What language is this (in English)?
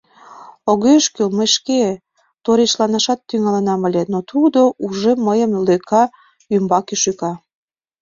Mari